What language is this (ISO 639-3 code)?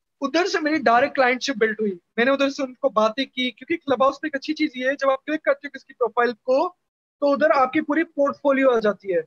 urd